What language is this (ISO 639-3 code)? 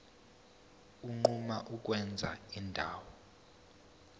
zul